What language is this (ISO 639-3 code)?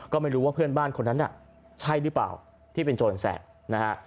tha